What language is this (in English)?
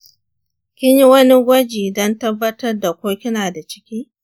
Hausa